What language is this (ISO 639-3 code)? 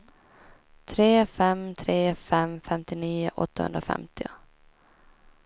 swe